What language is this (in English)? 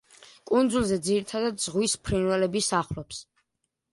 Georgian